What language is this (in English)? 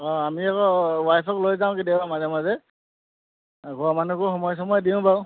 Assamese